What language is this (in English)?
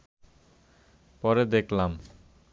Bangla